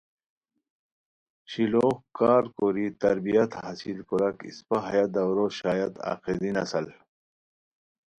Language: Khowar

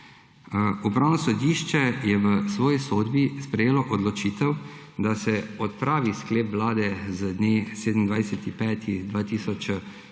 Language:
Slovenian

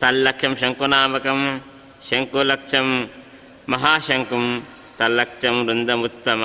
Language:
Kannada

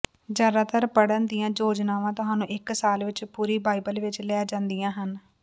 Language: Punjabi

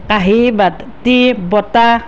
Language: Assamese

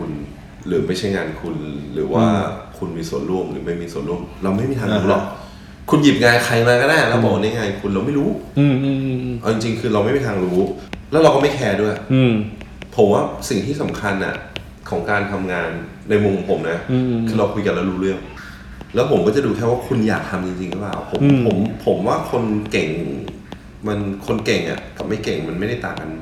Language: Thai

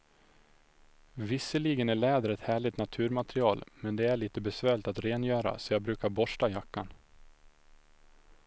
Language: Swedish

